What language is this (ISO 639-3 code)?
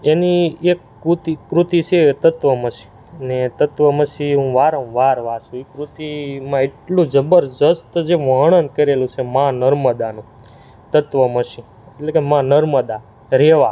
guj